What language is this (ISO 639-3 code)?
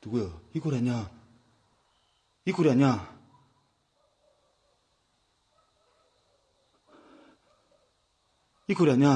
kor